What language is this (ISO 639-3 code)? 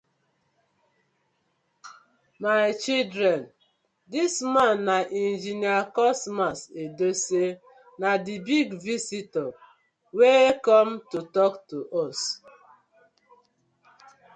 pcm